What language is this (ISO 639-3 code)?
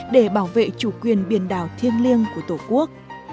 vie